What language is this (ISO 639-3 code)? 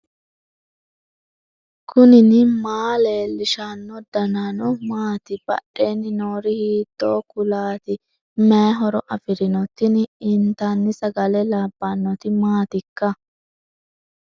sid